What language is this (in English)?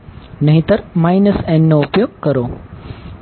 Gujarati